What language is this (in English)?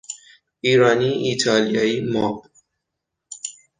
Persian